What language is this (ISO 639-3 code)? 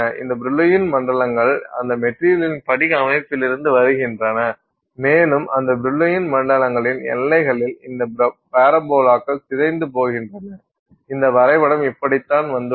tam